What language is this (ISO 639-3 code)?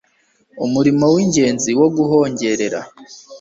kin